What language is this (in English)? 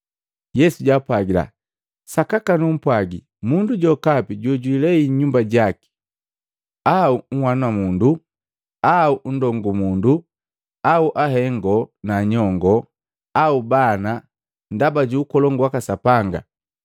Matengo